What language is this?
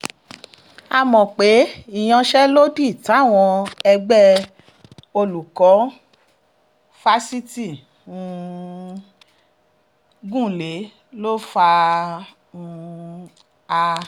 Yoruba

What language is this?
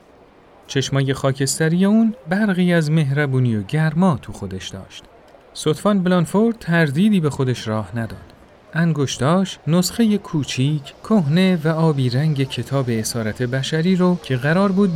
Persian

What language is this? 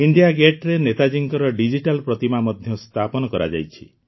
Odia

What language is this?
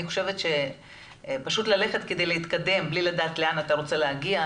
Hebrew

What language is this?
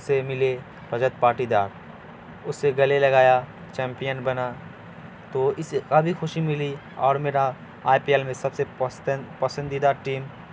Urdu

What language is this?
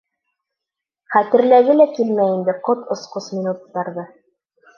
Bashkir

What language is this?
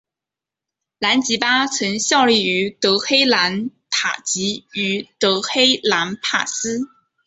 Chinese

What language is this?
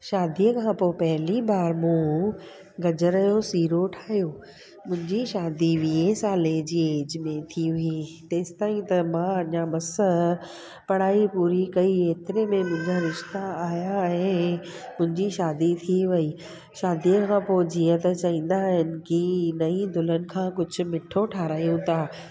Sindhi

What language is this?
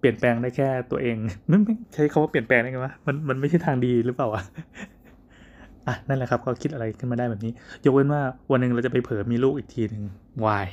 Thai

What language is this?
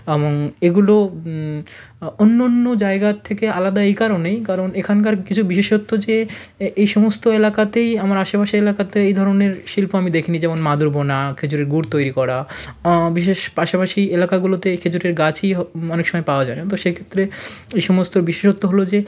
Bangla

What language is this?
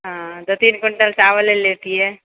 Maithili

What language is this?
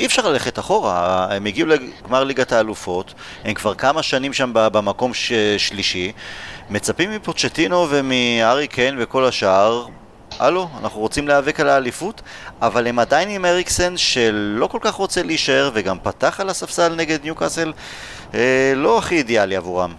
Hebrew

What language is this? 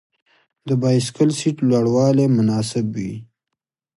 Pashto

